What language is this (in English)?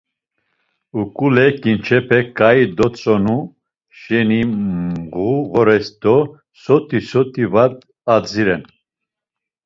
Laz